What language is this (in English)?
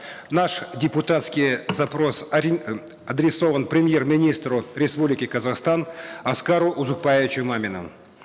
Kazakh